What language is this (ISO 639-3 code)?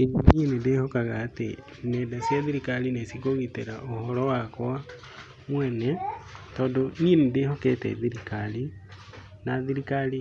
kik